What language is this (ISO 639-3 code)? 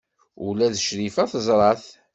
kab